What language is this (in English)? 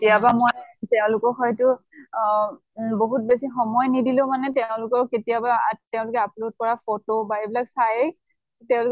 Assamese